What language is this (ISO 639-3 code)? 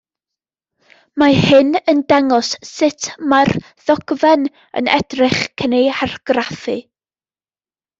cym